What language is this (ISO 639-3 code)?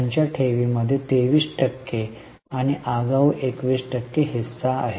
mar